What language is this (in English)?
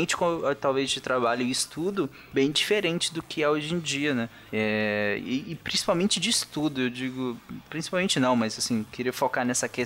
Portuguese